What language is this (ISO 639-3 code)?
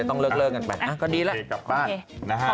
tha